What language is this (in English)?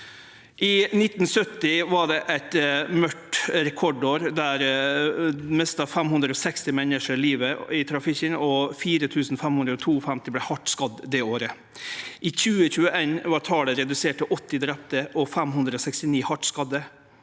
Norwegian